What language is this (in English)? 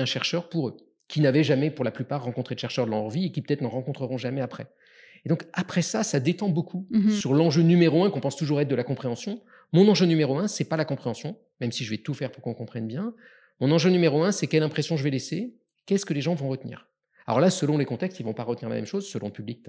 French